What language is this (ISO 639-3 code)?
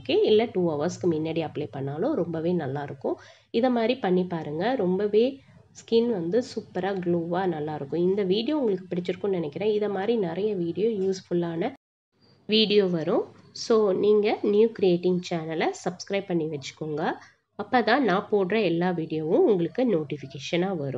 hin